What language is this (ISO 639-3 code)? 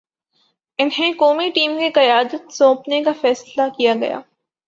urd